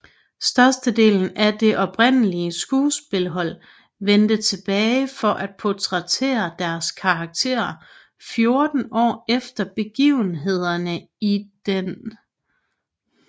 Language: Danish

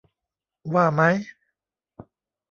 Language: Thai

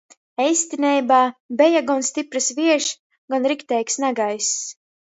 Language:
Latgalian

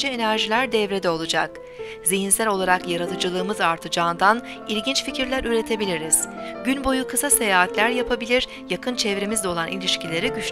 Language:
Turkish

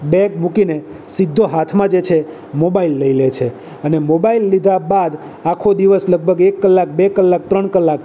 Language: Gujarati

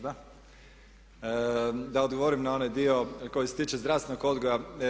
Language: Croatian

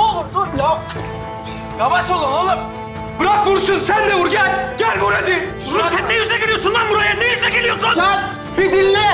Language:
Turkish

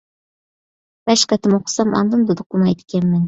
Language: Uyghur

